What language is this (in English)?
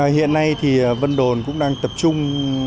Vietnamese